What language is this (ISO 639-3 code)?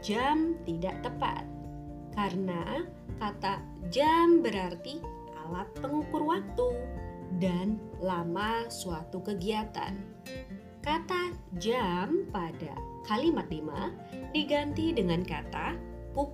ind